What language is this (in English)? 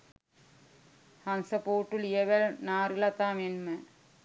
Sinhala